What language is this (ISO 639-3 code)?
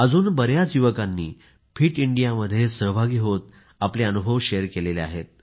mar